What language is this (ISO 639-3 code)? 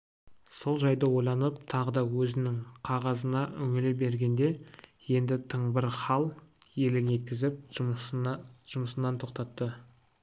kaz